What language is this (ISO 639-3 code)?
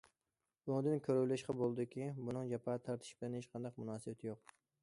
uig